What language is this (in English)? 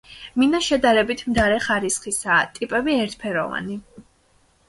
Georgian